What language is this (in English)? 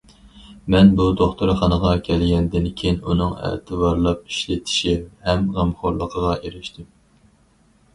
Uyghur